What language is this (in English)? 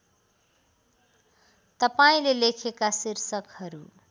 Nepali